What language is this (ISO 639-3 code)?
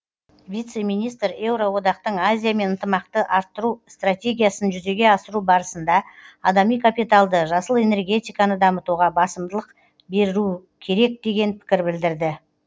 kaz